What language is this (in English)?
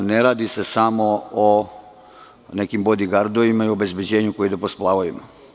Serbian